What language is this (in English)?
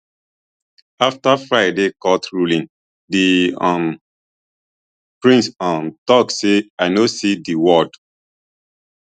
Nigerian Pidgin